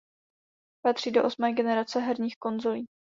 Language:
Czech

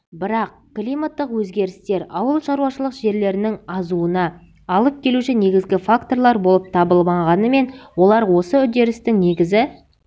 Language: Kazakh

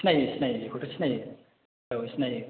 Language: Bodo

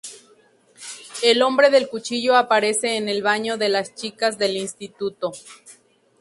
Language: Spanish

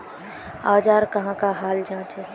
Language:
Magahi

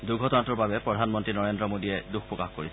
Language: Assamese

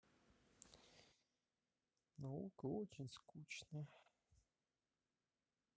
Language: Russian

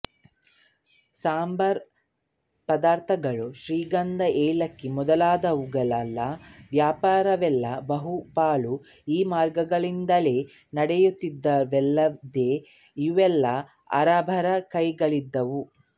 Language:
Kannada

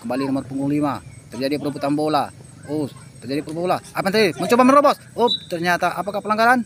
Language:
Indonesian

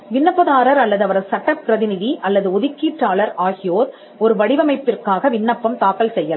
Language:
Tamil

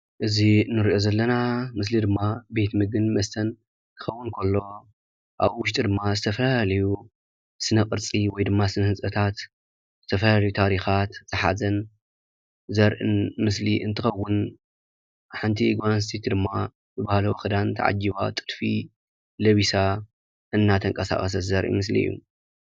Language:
Tigrinya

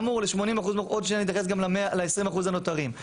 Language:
Hebrew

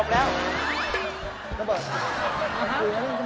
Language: Thai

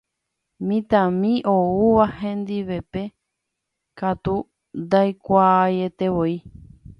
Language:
Guarani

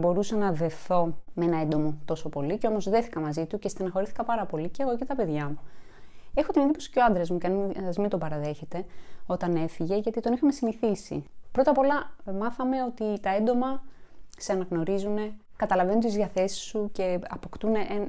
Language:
Greek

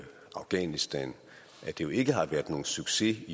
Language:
Danish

